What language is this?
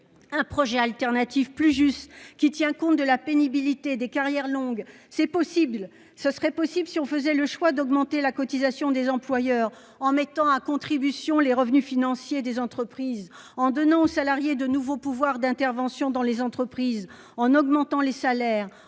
French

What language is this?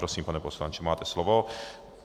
Czech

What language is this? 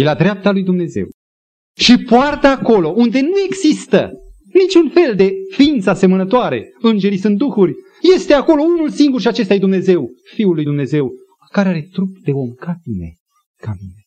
Romanian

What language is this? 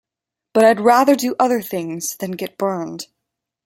English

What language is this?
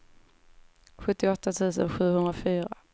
Swedish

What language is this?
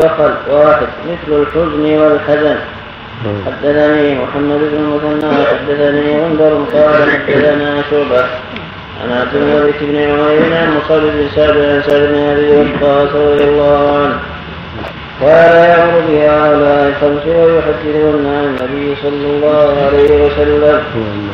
Arabic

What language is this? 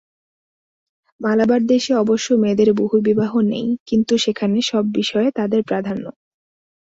Bangla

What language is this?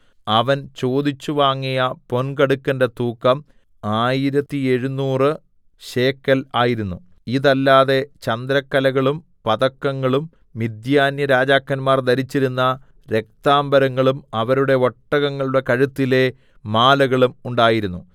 Malayalam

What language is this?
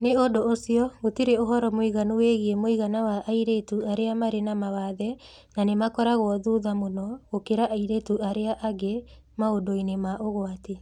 Kikuyu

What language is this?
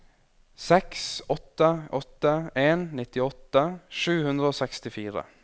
Norwegian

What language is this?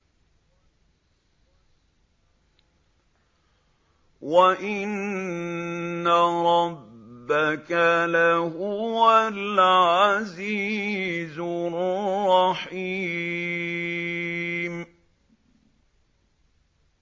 Arabic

